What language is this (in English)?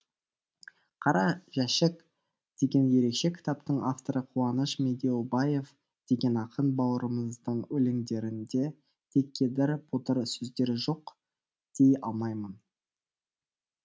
Kazakh